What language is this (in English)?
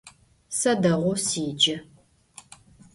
Adyghe